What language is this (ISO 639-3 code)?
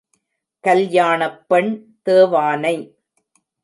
tam